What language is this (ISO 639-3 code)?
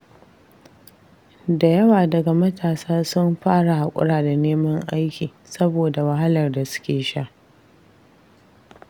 hau